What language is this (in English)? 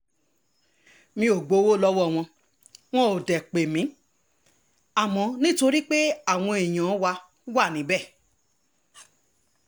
Yoruba